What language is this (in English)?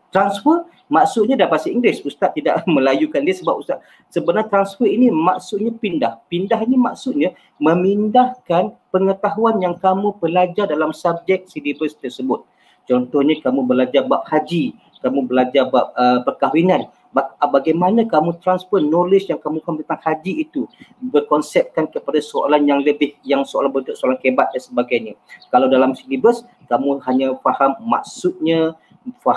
Malay